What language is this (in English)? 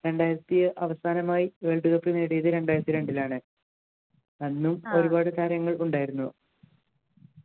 Malayalam